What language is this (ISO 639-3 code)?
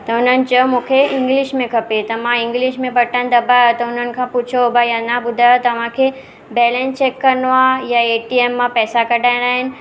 snd